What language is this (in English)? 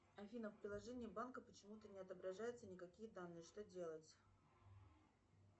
Russian